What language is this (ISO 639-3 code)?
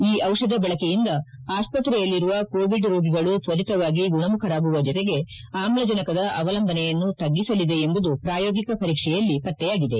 kan